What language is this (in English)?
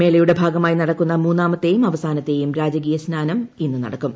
Malayalam